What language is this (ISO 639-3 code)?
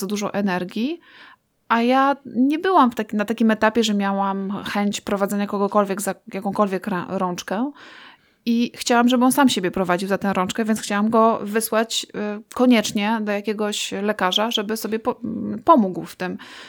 pol